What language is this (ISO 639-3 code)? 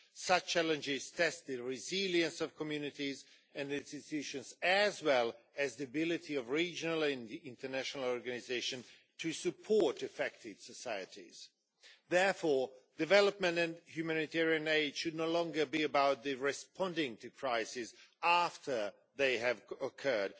eng